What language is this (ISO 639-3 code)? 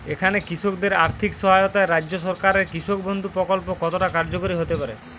ben